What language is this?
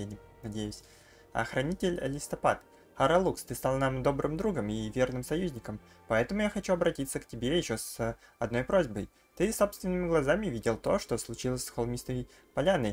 Russian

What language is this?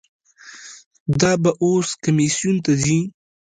Pashto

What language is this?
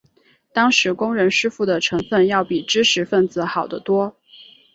Chinese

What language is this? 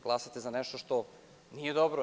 Serbian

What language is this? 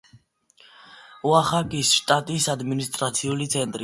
Georgian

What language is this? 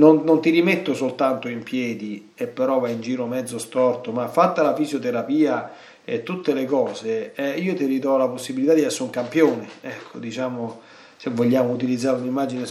Italian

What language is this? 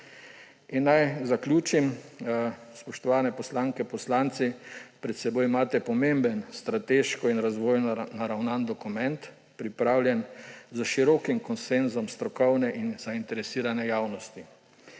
Slovenian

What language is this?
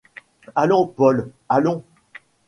French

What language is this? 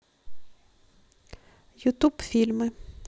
Russian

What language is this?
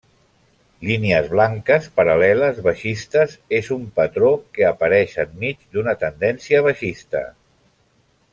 Catalan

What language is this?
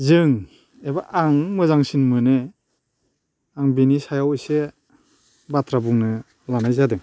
Bodo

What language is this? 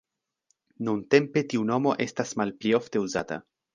Esperanto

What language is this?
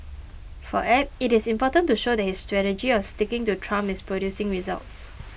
English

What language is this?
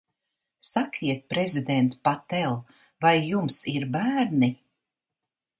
Latvian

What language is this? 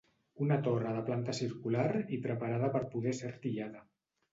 Catalan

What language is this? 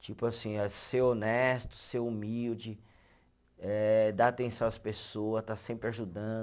Portuguese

